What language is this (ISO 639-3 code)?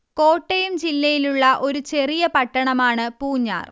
mal